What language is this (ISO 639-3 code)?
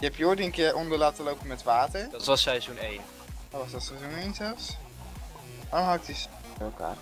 nld